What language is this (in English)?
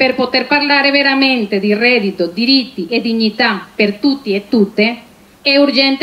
Italian